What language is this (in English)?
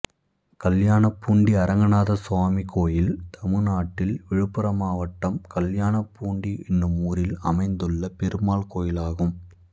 Tamil